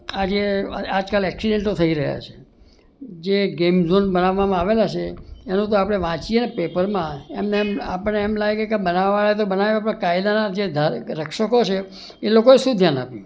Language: Gujarati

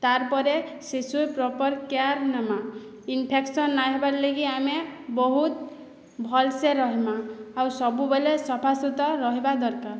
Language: Odia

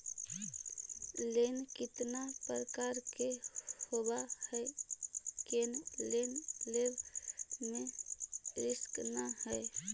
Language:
Magahi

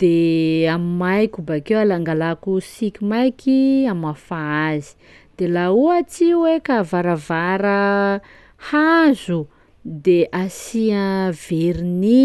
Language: Sakalava Malagasy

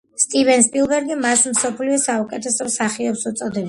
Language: Georgian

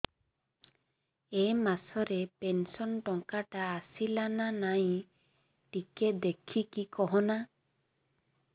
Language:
Odia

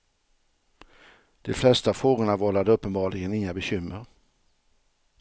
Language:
Swedish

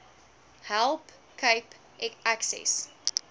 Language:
Afrikaans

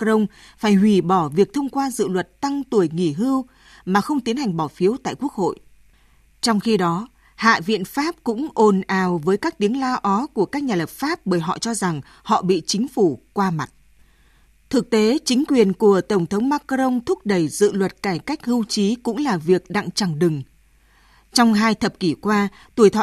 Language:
Vietnamese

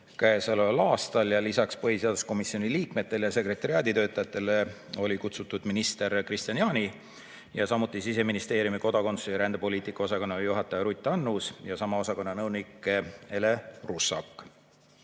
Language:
Estonian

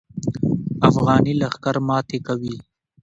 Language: Pashto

